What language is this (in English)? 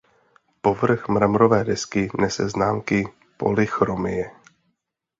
Czech